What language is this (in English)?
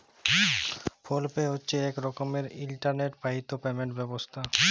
Bangla